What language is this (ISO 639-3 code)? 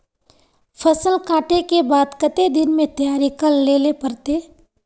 mag